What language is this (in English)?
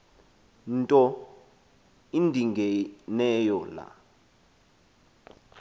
Xhosa